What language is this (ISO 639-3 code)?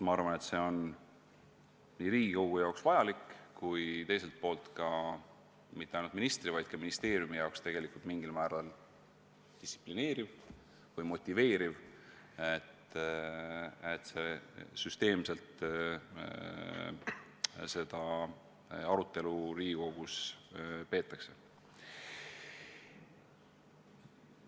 est